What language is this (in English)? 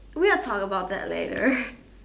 English